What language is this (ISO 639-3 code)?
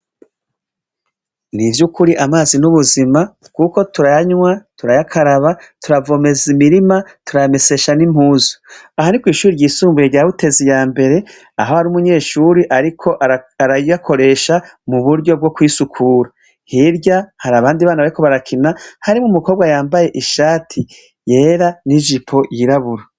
run